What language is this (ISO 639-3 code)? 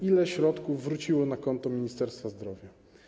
pol